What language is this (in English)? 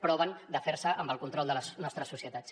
Catalan